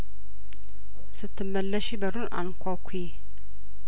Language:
Amharic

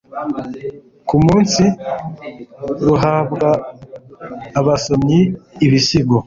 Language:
Kinyarwanda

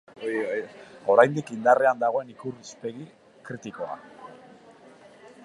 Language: Basque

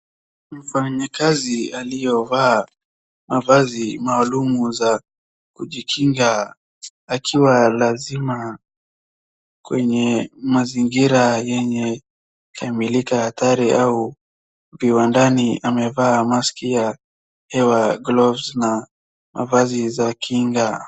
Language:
Swahili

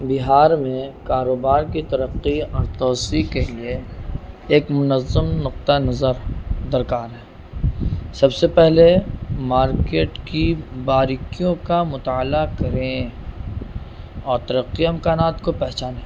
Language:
Urdu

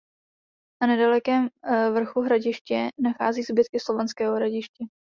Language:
Czech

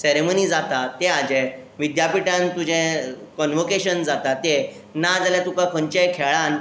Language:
Konkani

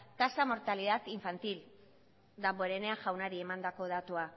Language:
Basque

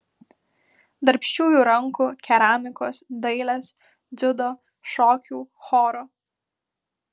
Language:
Lithuanian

